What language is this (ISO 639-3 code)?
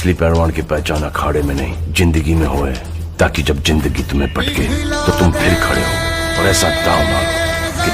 ron